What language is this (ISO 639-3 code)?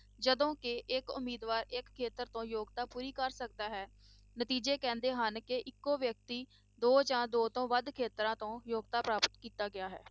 pan